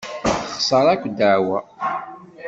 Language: Kabyle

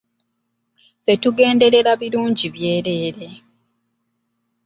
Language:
Ganda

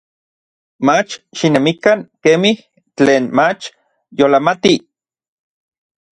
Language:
Orizaba Nahuatl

